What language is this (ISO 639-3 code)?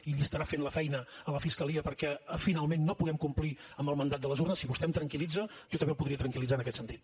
cat